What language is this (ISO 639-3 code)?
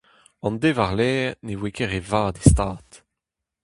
bre